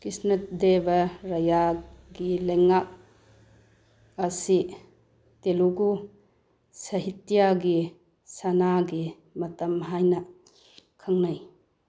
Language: Manipuri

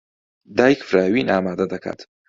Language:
Central Kurdish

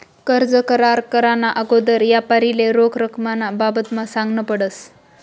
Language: Marathi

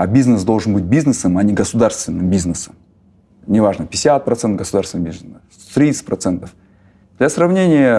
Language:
Russian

